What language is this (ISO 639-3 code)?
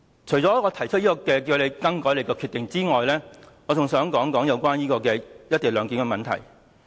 yue